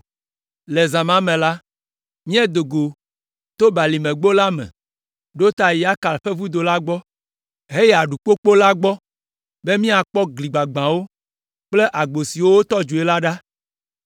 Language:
Ewe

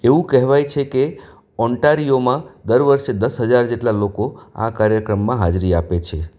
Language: Gujarati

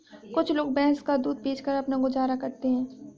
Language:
Hindi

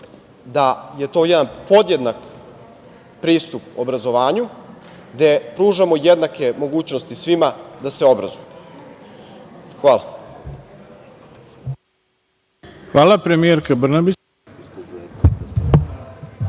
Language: Serbian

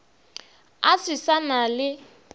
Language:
Northern Sotho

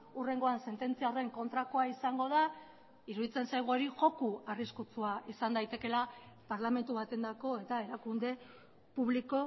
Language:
Basque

